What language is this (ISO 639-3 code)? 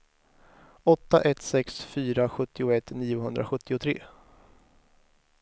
swe